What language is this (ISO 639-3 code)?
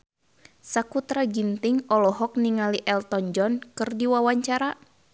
sun